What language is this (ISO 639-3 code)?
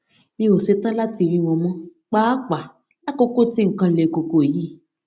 yor